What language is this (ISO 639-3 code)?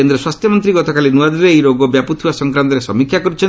ori